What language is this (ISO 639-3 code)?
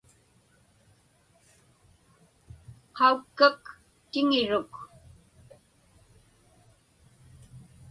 ipk